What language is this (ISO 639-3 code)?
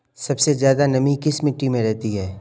hin